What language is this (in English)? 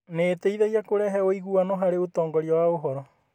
Kikuyu